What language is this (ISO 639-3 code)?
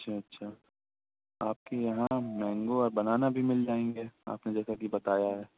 urd